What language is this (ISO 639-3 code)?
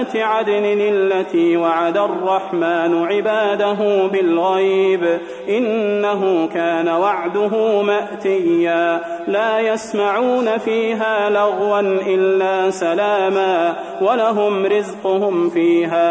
ara